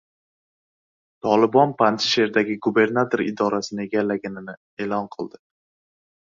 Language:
Uzbek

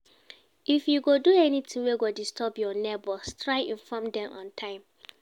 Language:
Nigerian Pidgin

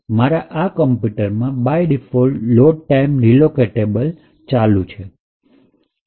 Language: Gujarati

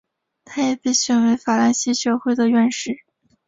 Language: Chinese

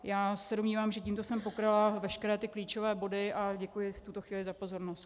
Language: Czech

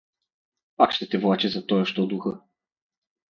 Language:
Bulgarian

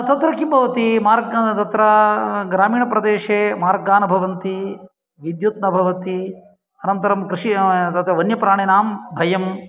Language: Sanskrit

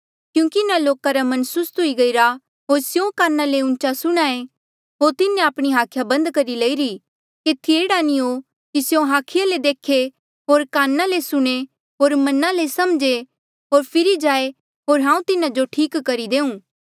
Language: Mandeali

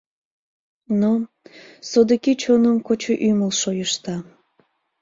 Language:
Mari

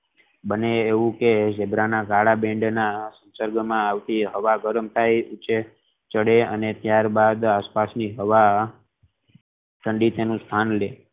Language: Gujarati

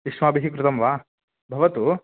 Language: Sanskrit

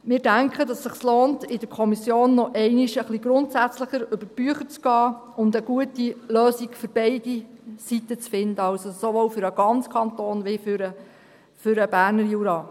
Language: Swiss German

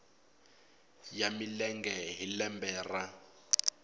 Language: Tsonga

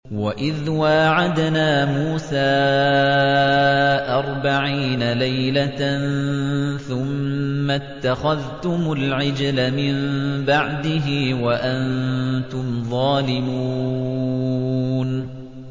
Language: Arabic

